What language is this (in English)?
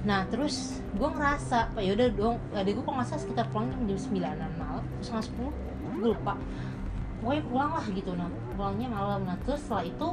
Indonesian